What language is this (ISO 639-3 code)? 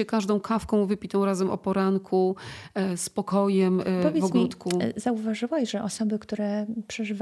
pol